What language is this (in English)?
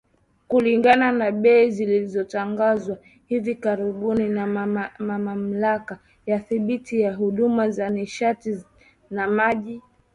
Swahili